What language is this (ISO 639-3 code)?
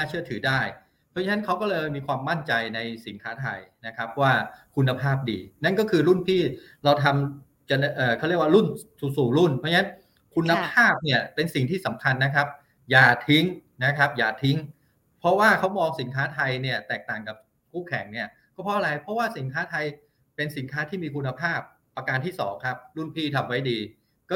tha